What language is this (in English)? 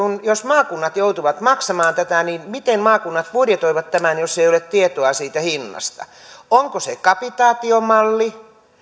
Finnish